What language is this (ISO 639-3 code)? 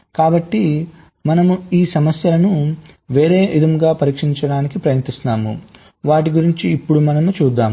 tel